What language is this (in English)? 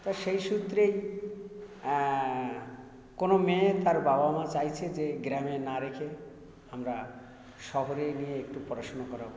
Bangla